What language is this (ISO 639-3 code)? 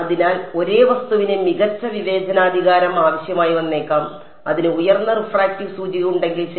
mal